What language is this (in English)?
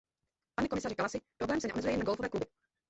Czech